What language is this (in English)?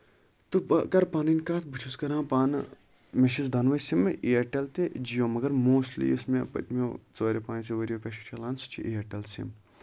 Kashmiri